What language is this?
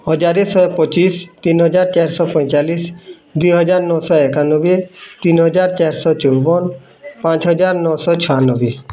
Odia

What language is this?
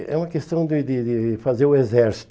Portuguese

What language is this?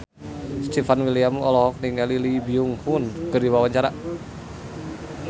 Sundanese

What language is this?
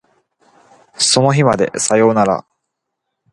Japanese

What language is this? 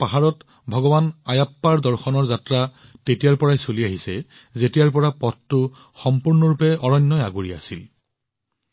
Assamese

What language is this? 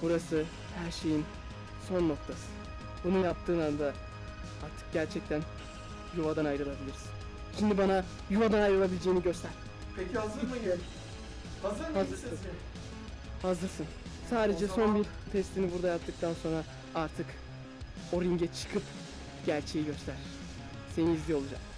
Turkish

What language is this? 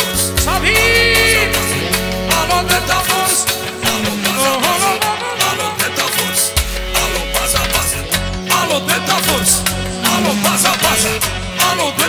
Romanian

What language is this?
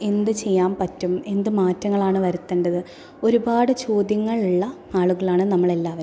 Malayalam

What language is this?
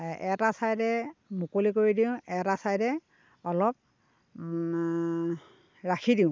Assamese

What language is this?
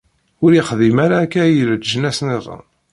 Kabyle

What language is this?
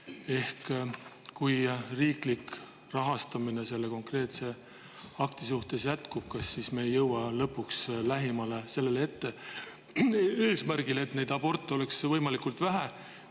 Estonian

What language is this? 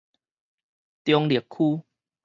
Min Nan Chinese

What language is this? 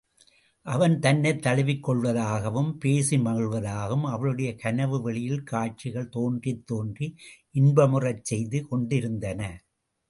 Tamil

